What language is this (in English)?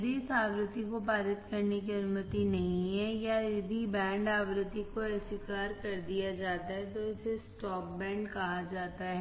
Hindi